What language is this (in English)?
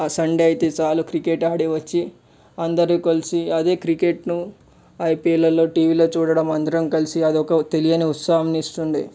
Telugu